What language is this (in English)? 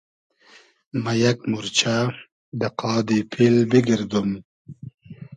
Hazaragi